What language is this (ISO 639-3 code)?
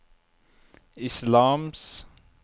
nor